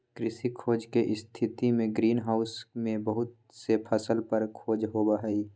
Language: Magahi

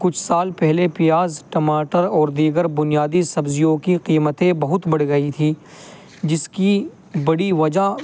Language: Urdu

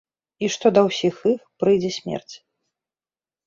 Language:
Belarusian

